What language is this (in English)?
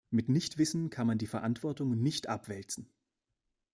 German